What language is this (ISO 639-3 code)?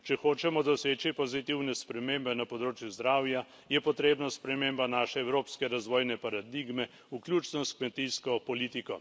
slv